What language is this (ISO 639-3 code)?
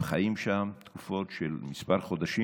heb